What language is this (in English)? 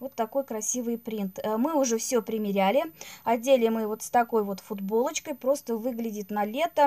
Russian